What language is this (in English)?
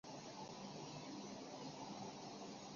Chinese